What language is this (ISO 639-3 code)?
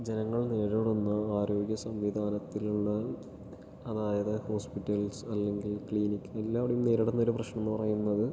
mal